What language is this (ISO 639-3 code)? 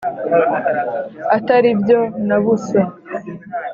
kin